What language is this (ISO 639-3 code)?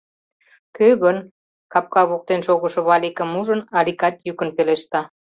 chm